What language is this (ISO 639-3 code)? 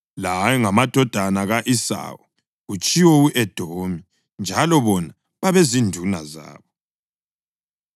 nde